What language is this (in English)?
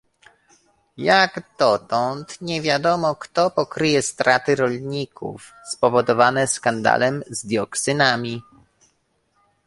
Polish